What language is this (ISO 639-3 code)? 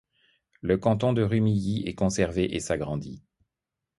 fra